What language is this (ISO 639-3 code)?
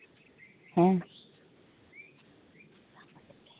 sat